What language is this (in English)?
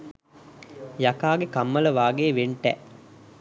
Sinhala